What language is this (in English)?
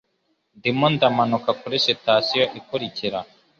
Kinyarwanda